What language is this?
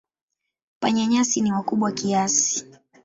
Swahili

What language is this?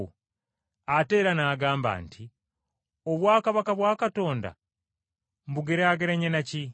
Ganda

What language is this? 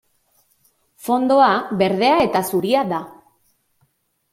Basque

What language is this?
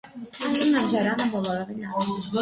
Armenian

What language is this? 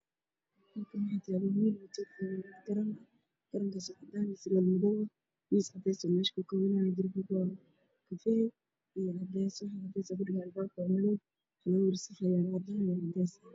Somali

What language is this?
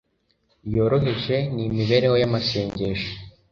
Kinyarwanda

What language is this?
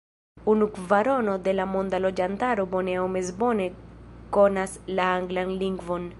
Esperanto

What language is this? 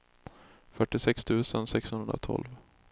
Swedish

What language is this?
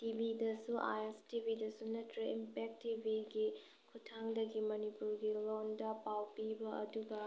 Manipuri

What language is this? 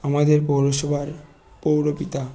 Bangla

